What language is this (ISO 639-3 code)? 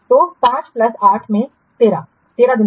hin